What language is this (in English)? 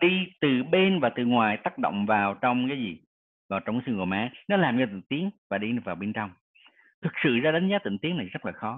Vietnamese